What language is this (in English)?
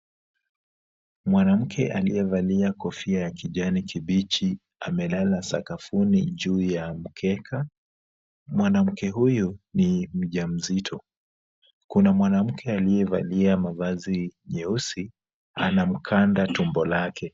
Swahili